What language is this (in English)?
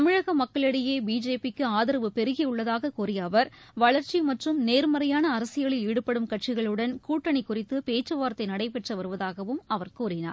Tamil